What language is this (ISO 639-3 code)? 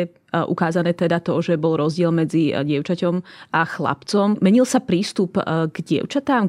slk